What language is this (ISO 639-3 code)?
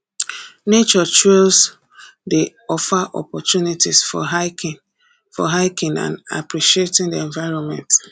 pcm